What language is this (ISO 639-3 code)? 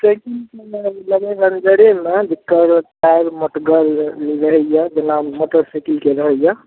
mai